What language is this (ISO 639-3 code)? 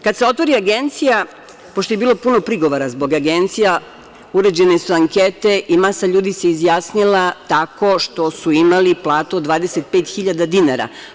srp